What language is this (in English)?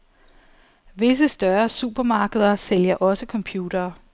Danish